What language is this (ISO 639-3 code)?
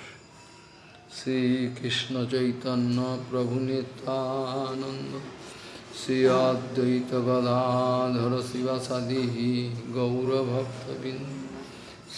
por